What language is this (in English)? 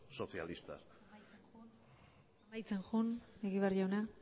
Basque